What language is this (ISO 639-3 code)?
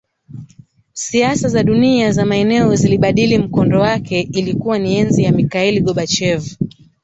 swa